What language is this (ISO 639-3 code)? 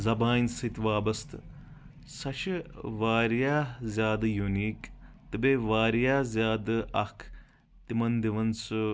kas